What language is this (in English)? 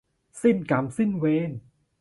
Thai